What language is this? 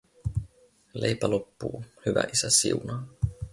Finnish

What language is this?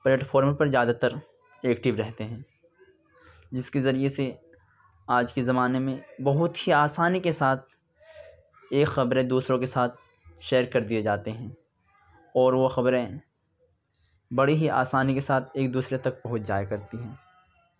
Urdu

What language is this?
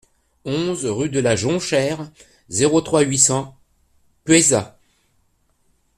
French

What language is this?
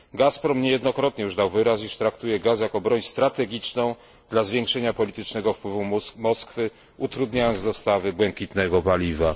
Polish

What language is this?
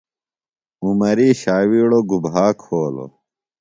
Phalura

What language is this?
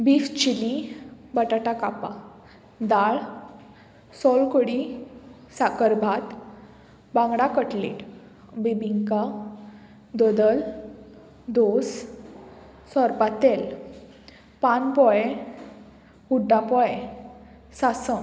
Konkani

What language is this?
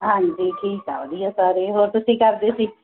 Punjabi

